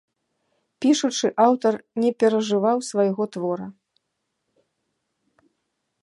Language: Belarusian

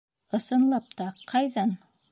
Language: Bashkir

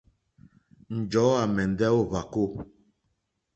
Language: Mokpwe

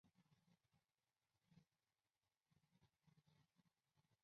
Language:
Chinese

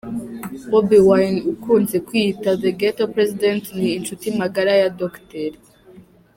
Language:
Kinyarwanda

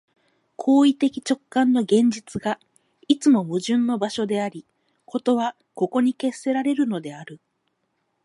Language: Japanese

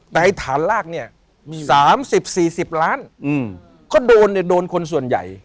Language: Thai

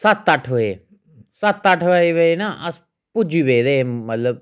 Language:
Dogri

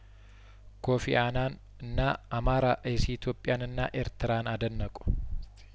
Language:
Amharic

